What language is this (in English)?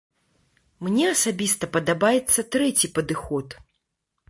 Belarusian